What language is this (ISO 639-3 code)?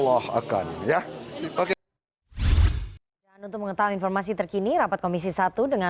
ind